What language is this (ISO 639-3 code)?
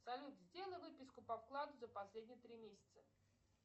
rus